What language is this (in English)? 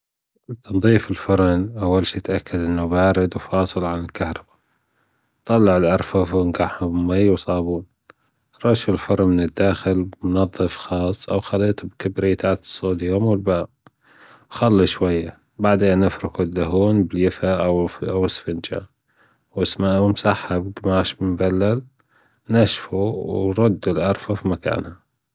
Gulf Arabic